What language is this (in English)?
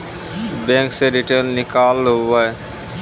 Maithili